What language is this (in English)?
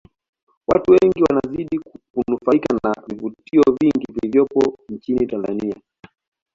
Swahili